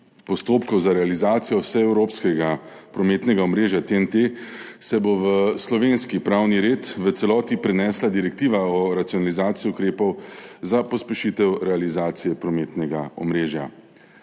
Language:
Slovenian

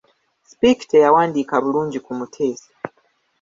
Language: Ganda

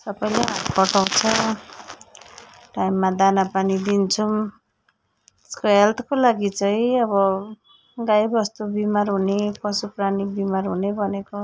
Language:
Nepali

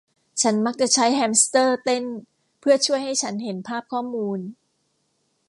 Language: Thai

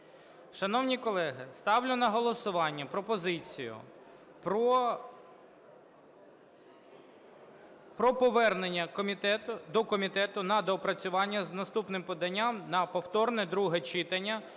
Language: Ukrainian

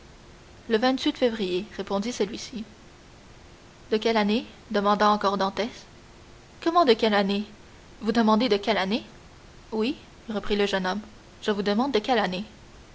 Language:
French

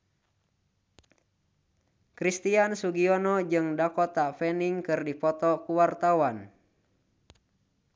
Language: Sundanese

